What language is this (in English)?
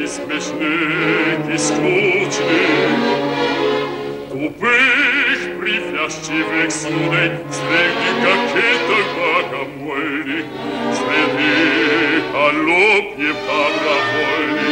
Ukrainian